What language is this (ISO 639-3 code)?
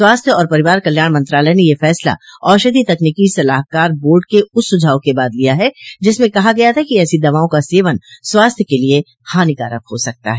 hin